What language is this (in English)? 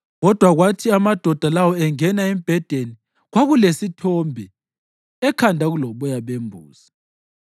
North Ndebele